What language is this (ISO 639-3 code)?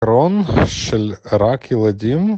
heb